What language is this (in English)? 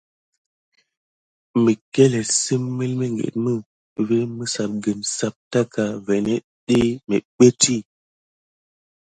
Gidar